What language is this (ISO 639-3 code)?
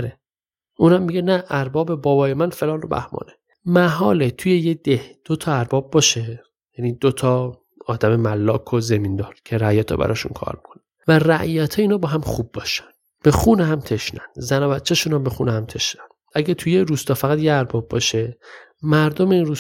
fas